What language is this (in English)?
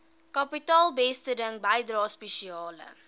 Afrikaans